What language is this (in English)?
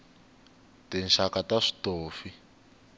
Tsonga